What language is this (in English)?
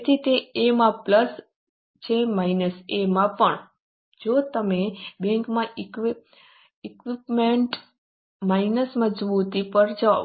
Gujarati